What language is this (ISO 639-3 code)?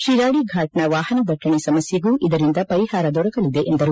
kan